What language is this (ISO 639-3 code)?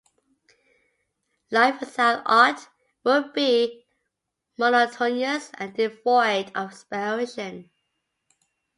eng